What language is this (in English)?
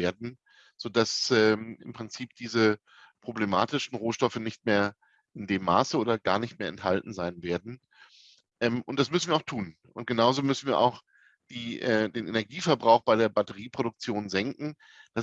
German